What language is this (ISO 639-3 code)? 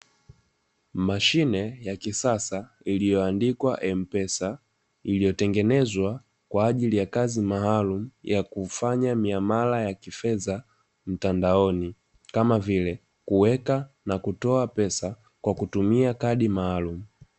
swa